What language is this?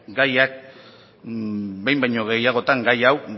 Basque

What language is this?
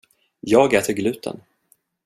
Swedish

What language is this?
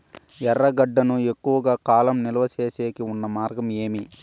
Telugu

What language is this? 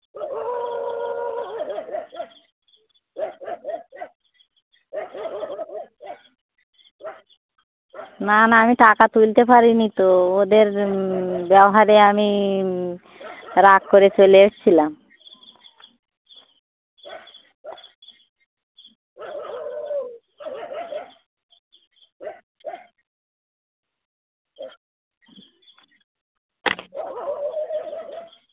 Bangla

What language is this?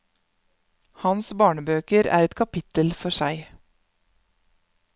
Norwegian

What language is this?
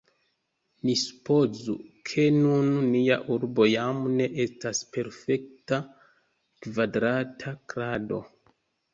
Esperanto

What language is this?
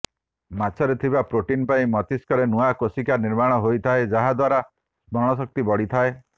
Odia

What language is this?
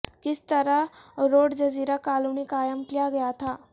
Urdu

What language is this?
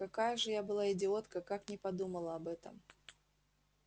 Russian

